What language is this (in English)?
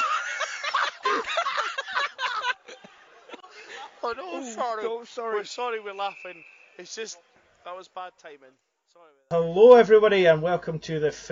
English